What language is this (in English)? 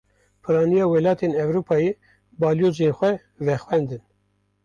Kurdish